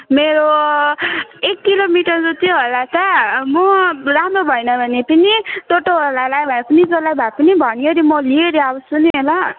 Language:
Nepali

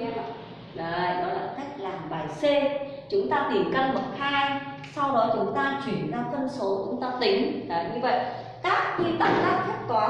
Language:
Vietnamese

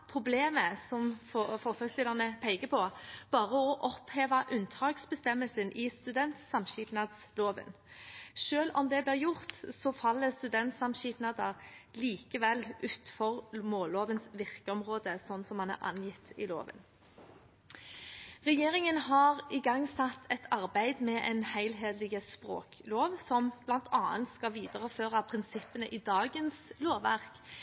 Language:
Norwegian Bokmål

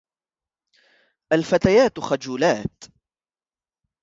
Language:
Arabic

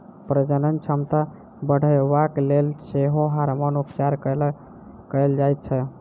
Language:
Maithili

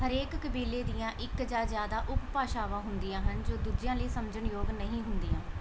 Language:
Punjabi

